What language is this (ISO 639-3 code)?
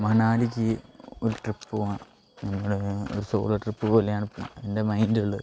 mal